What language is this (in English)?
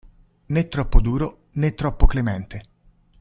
Italian